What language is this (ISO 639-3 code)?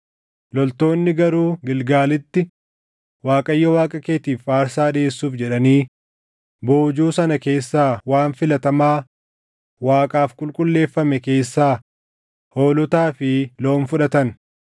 orm